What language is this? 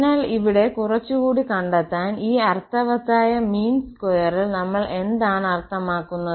Malayalam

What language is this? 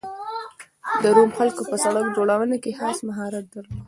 Pashto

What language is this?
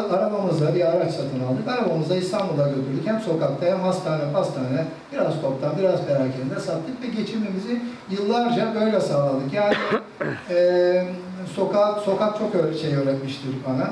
Turkish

